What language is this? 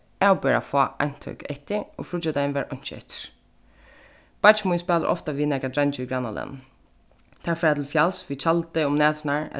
Faroese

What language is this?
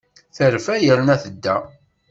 Kabyle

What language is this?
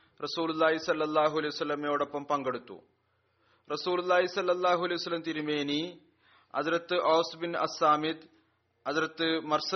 Malayalam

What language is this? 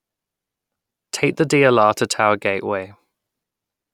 English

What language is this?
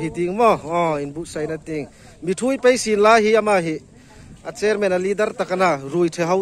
Thai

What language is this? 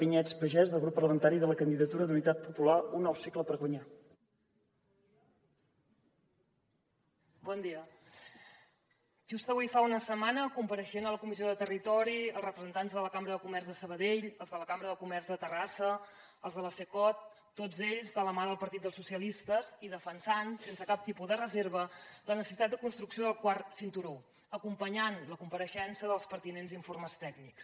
Catalan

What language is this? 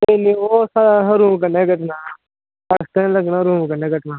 Dogri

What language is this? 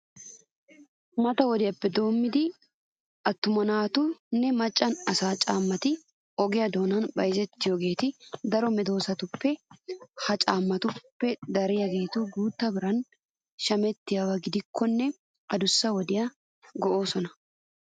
Wolaytta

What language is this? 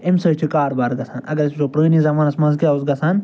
Kashmiri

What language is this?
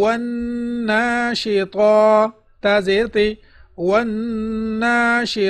Arabic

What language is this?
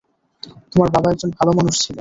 Bangla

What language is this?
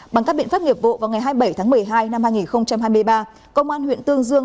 Vietnamese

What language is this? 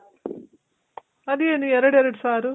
Kannada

